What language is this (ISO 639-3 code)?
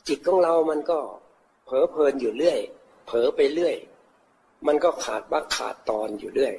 tha